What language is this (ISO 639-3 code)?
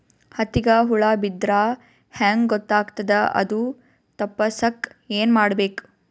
kan